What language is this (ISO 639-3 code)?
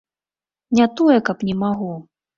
bel